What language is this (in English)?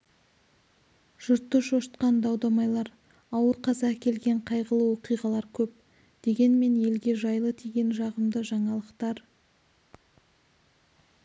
Kazakh